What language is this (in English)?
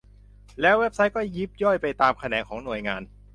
Thai